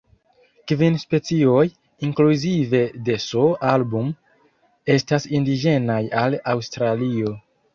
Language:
Esperanto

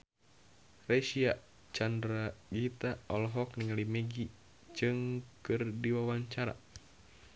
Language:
Sundanese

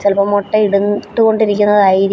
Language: Malayalam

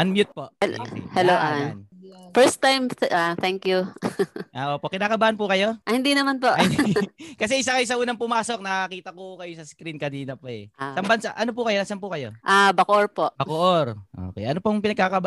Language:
Filipino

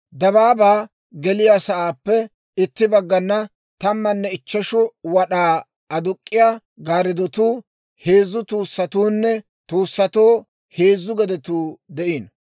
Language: Dawro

